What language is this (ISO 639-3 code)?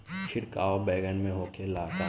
bho